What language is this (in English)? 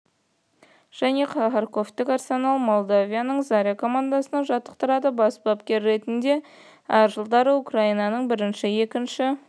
Kazakh